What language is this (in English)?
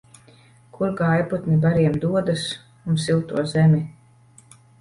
Latvian